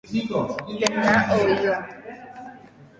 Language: Guarani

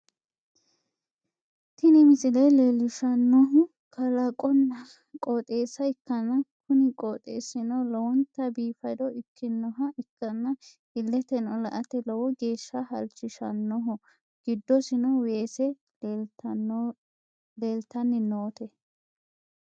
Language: Sidamo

